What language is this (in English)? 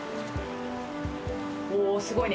Japanese